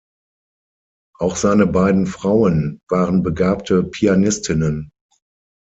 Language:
German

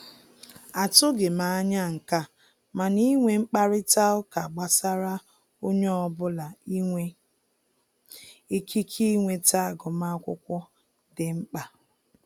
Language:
Igbo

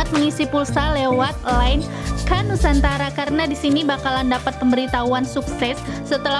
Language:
Indonesian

